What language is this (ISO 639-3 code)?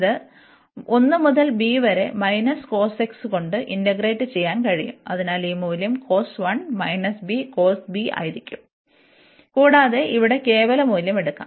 mal